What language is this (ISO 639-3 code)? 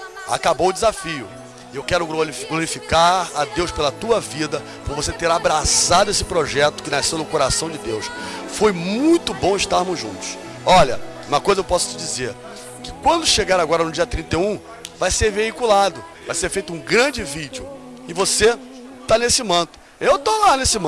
por